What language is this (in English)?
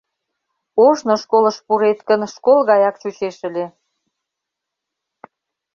Mari